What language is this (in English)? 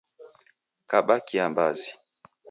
Taita